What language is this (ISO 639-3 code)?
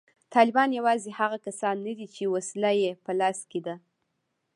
pus